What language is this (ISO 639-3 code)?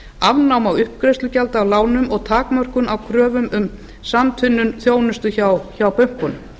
isl